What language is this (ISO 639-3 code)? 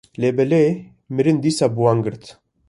kur